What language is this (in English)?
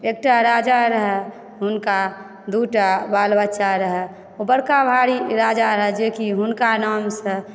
Maithili